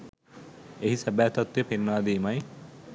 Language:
Sinhala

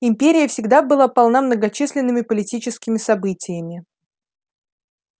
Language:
Russian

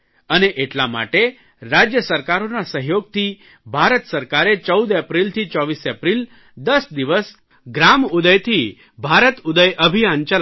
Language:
Gujarati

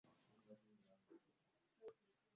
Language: Ganda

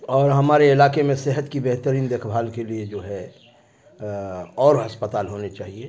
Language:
Urdu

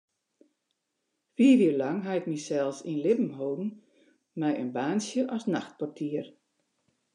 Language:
Western Frisian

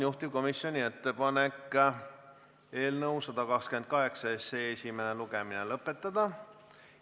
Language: Estonian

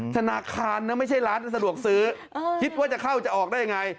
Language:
Thai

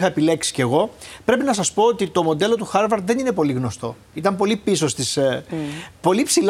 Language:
Greek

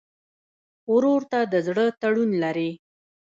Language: Pashto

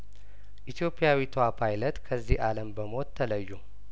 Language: Amharic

